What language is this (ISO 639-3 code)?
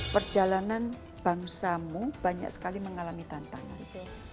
ind